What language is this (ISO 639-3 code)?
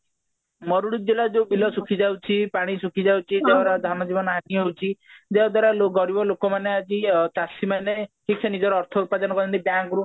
ori